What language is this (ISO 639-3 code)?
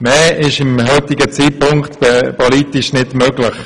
gsw